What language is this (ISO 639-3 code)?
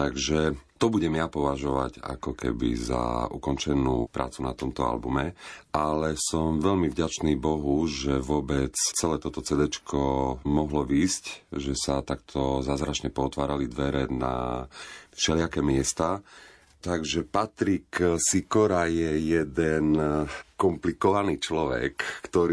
slk